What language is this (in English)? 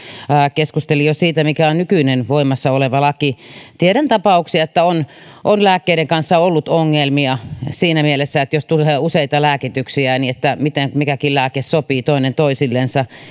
Finnish